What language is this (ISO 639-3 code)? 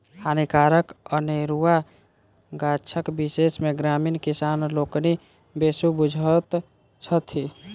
mai